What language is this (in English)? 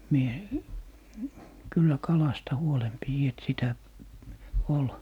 Finnish